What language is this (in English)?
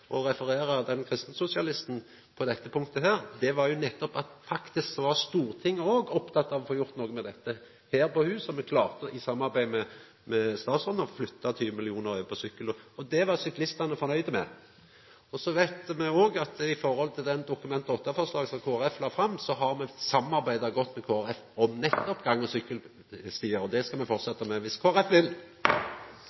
Norwegian Nynorsk